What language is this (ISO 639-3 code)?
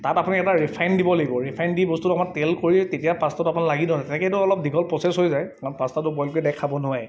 asm